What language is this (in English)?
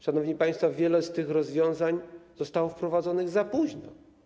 Polish